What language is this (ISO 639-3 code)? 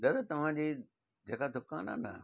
snd